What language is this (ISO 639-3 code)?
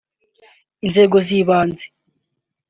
kin